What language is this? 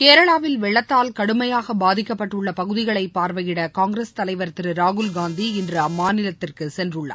Tamil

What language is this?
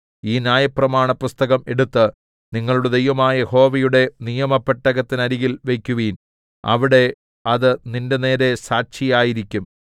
Malayalam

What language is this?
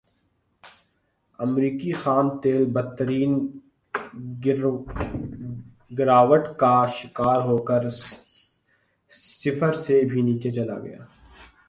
Urdu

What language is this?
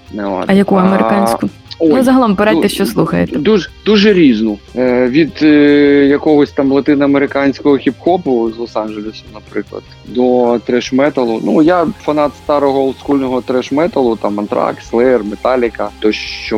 Ukrainian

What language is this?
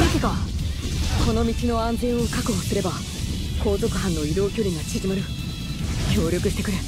Japanese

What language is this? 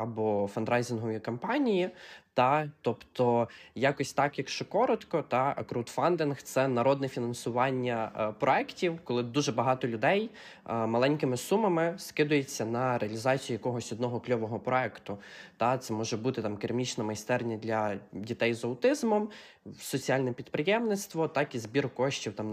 Ukrainian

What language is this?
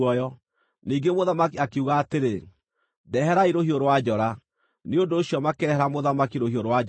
Kikuyu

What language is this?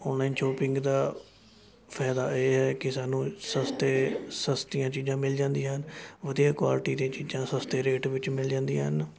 Punjabi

